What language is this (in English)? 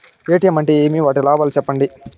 Telugu